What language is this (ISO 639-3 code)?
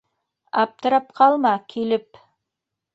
bak